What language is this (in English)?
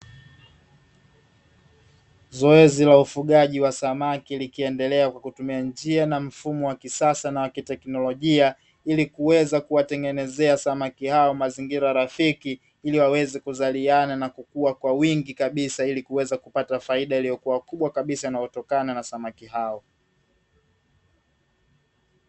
Swahili